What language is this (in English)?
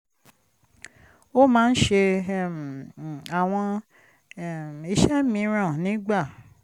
Yoruba